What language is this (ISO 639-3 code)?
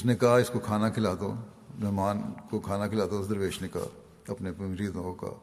urd